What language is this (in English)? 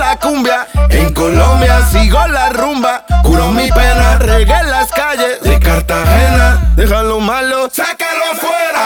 Italian